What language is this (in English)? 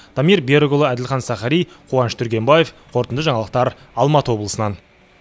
Kazakh